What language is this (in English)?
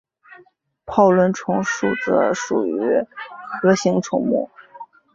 Chinese